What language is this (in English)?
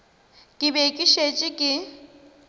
Northern Sotho